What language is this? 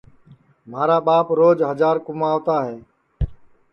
Sansi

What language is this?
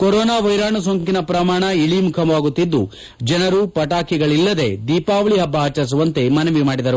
Kannada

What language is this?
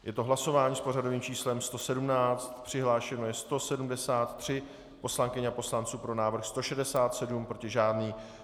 Czech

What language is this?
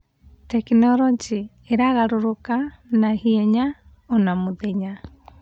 Kikuyu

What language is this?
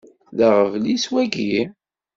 Kabyle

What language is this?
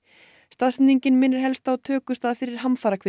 Icelandic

